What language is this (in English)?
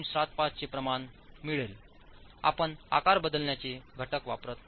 Marathi